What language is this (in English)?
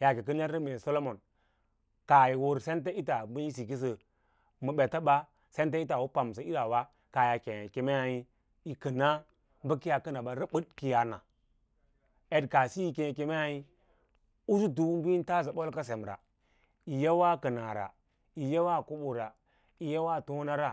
Lala-Roba